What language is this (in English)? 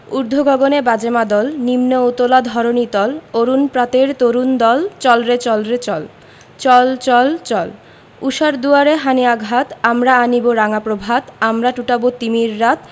Bangla